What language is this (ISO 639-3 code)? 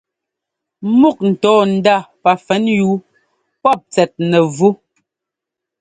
jgo